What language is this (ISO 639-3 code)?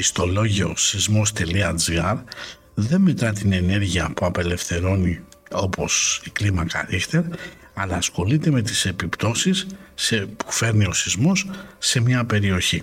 ell